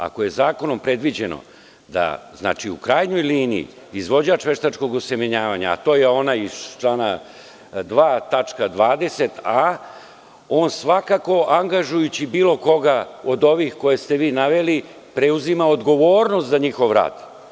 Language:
Serbian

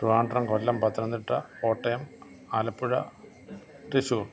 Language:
Malayalam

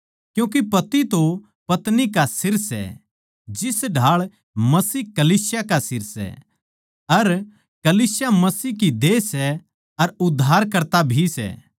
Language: Haryanvi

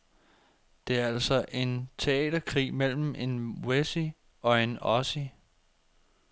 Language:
Danish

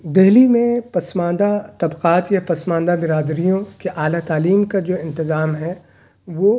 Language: Urdu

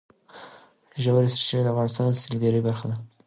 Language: Pashto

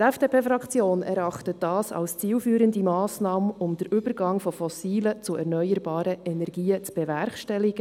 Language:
Swiss German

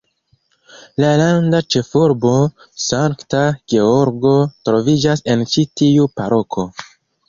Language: Esperanto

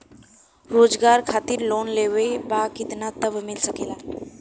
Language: Bhojpuri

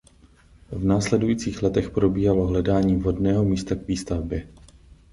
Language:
Czech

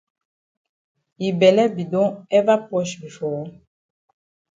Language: Cameroon Pidgin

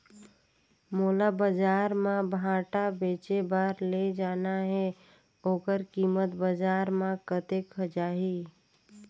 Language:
Chhattisgarhi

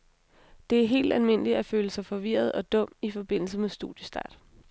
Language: Danish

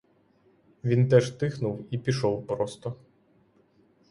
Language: Ukrainian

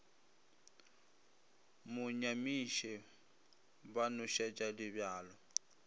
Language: Northern Sotho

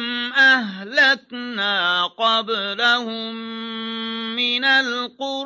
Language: Arabic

